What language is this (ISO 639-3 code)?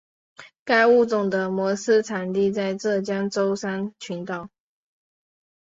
zho